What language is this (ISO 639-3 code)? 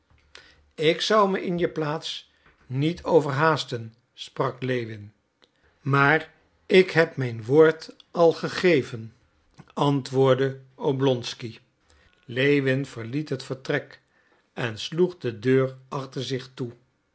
nld